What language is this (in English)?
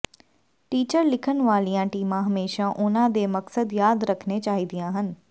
Punjabi